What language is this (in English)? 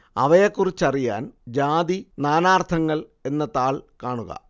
Malayalam